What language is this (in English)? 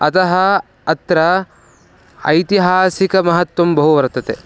Sanskrit